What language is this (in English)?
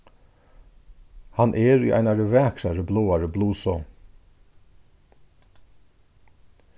Faroese